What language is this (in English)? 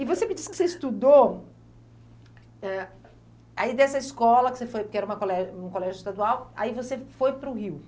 Portuguese